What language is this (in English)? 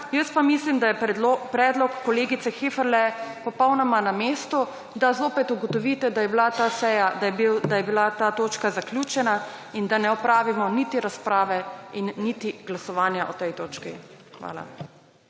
Slovenian